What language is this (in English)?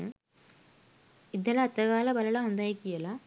Sinhala